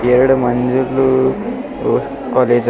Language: Kannada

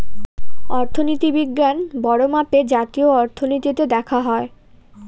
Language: Bangla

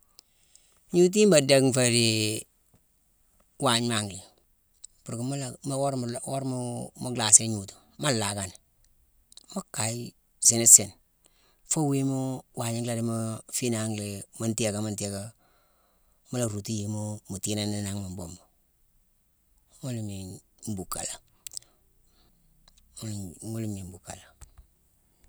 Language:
Mansoanka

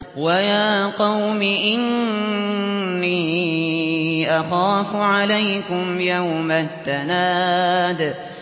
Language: Arabic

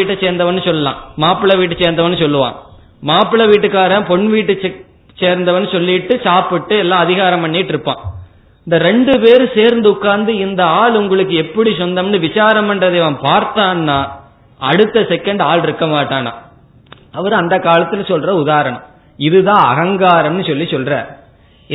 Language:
Tamil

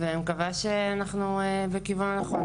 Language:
Hebrew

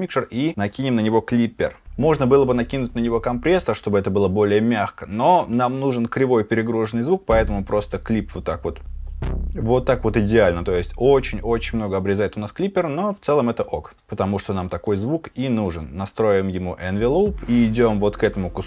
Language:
Russian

